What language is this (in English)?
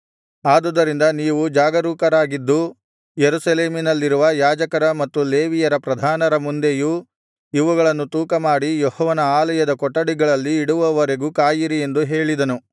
Kannada